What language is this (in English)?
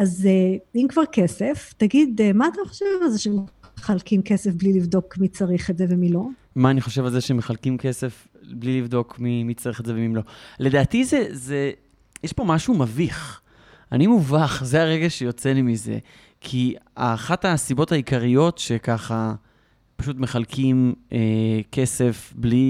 Hebrew